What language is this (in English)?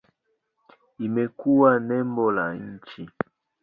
Swahili